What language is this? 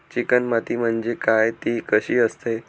Marathi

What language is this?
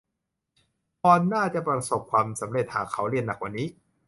Thai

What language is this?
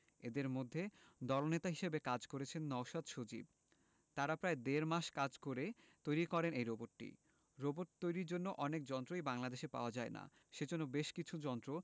Bangla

